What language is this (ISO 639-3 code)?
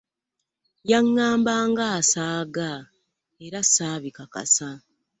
lug